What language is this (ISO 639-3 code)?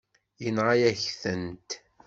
kab